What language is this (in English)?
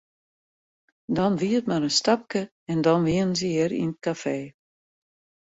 Western Frisian